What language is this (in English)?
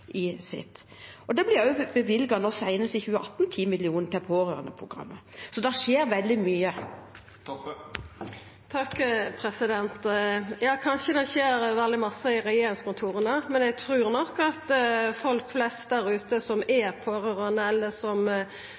Norwegian